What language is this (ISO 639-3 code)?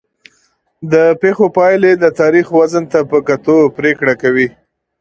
pus